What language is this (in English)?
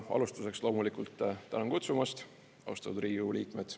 Estonian